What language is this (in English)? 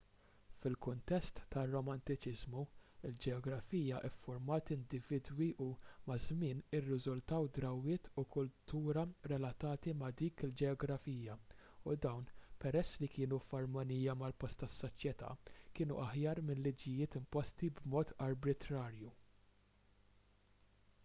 Maltese